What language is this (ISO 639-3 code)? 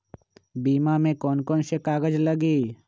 mag